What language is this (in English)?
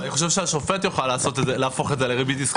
Hebrew